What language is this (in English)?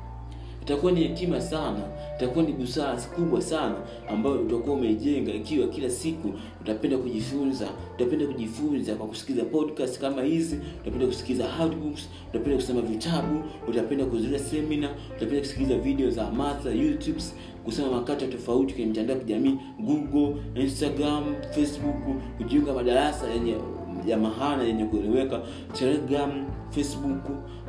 Swahili